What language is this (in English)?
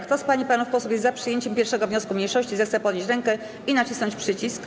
Polish